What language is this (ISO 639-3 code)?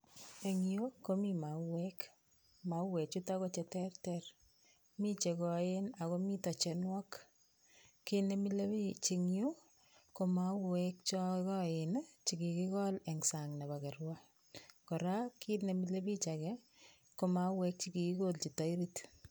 kln